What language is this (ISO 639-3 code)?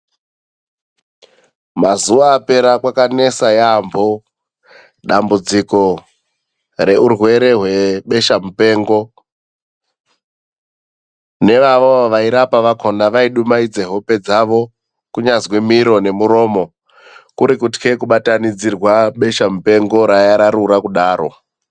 ndc